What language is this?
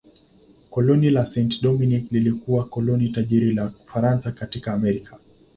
Swahili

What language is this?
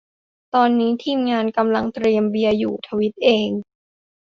Thai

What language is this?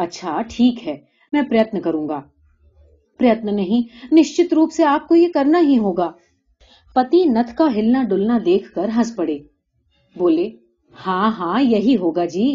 Hindi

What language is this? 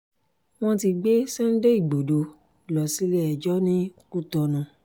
Yoruba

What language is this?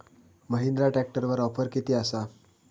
Marathi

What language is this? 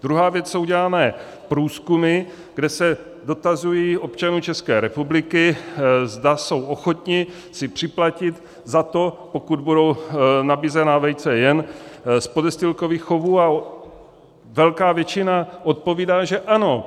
Czech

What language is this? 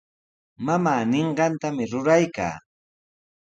Sihuas Ancash Quechua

